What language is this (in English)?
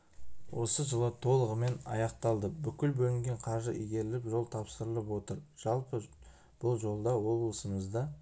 Kazakh